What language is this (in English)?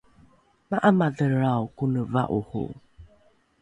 Rukai